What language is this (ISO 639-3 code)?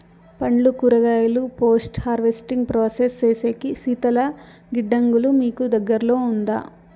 tel